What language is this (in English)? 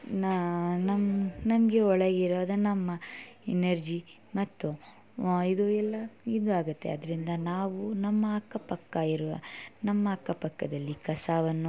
Kannada